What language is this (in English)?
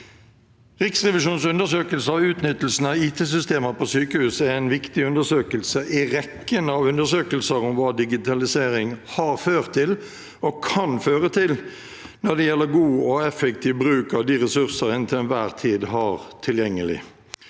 Norwegian